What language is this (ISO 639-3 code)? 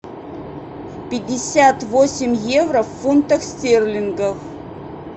rus